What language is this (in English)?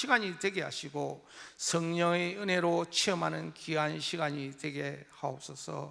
Korean